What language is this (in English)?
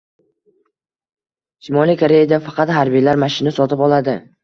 Uzbek